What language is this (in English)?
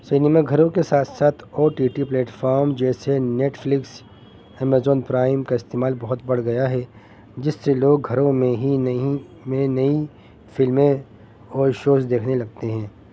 Urdu